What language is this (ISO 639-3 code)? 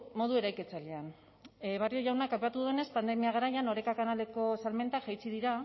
eus